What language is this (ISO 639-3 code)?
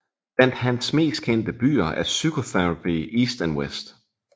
dan